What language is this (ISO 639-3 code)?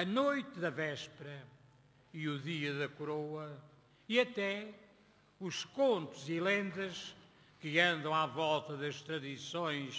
por